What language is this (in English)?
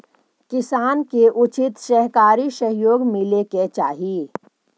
Magahi